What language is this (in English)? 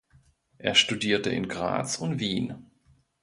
German